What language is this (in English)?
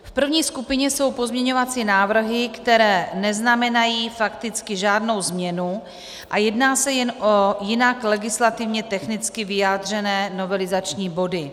Czech